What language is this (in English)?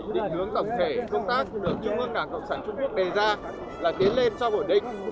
Vietnamese